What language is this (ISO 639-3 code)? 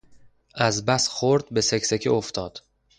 fas